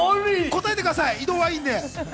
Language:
Japanese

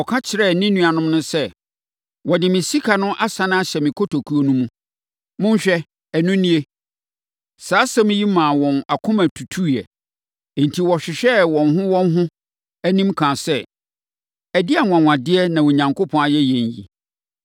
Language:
Akan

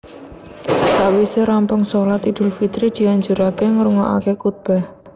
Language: Javanese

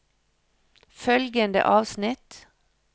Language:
Norwegian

